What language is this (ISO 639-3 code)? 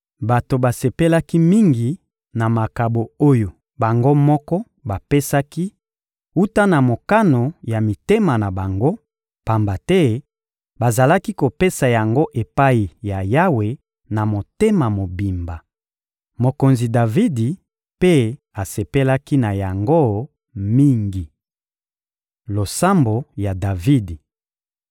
lin